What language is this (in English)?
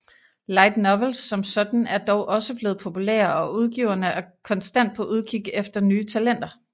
Danish